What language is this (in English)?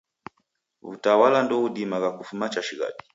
Taita